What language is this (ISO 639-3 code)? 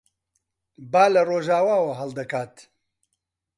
ckb